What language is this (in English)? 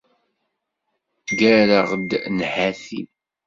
Kabyle